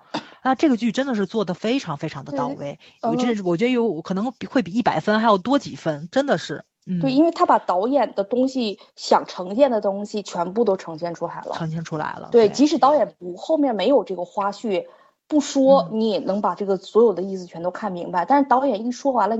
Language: Chinese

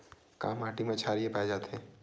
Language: Chhattisgarhi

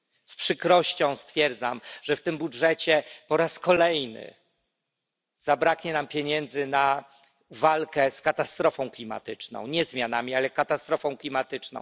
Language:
Polish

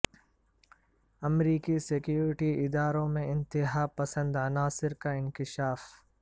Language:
Urdu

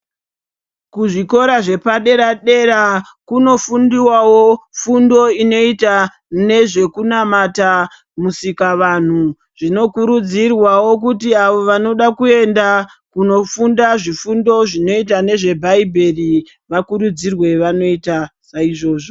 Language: Ndau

